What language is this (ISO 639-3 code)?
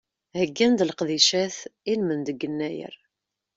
kab